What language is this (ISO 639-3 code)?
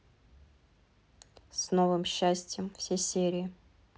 rus